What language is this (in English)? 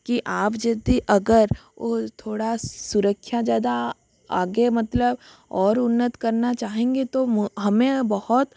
Hindi